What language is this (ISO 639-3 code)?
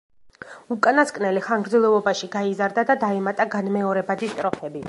kat